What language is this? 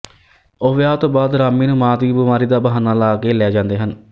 Punjabi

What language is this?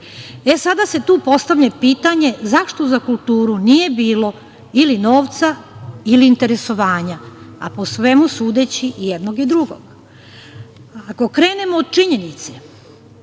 Serbian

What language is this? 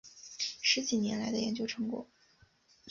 Chinese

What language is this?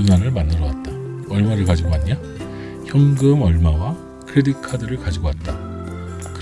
Korean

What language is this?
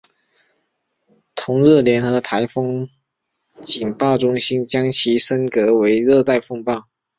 Chinese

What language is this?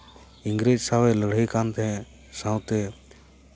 Santali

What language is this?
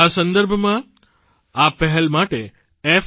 Gujarati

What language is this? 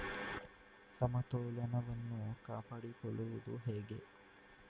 Kannada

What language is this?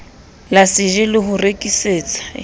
Southern Sotho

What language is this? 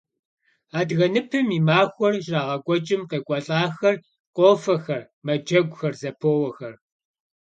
Kabardian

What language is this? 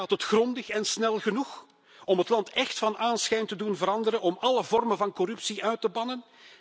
Dutch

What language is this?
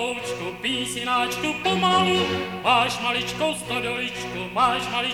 Czech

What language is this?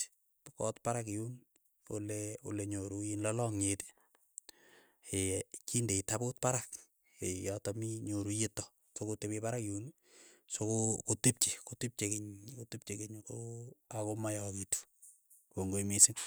Keiyo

